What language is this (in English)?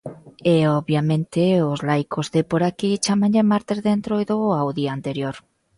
Galician